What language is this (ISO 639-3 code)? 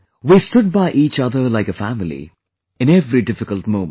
eng